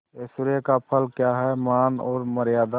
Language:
Hindi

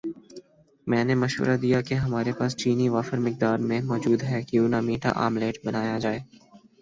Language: Urdu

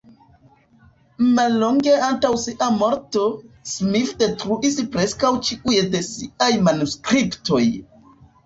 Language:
Esperanto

